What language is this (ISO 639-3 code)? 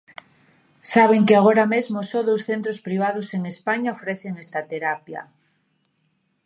glg